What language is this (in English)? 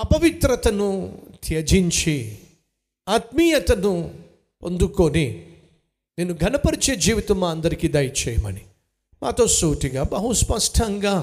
Telugu